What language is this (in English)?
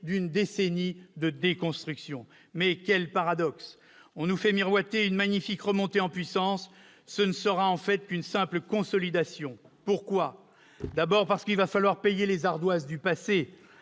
French